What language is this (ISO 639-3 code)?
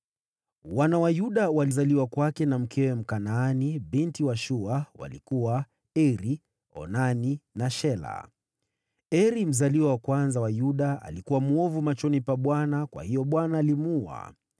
swa